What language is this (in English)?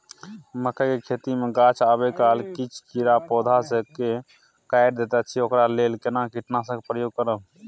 Maithili